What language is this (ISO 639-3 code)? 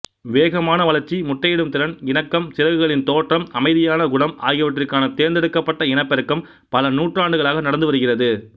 tam